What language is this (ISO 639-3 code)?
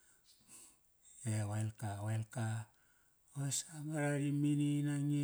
ckr